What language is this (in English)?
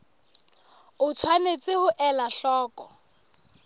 Southern Sotho